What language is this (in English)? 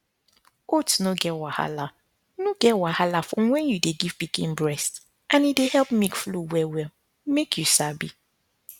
Nigerian Pidgin